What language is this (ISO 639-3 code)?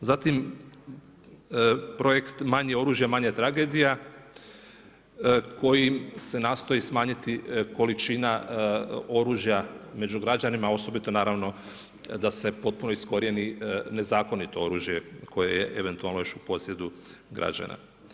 hrv